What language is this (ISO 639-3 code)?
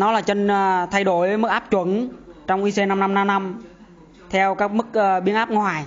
vie